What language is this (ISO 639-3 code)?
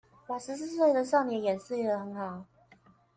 zho